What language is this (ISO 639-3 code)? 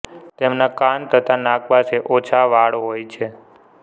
guj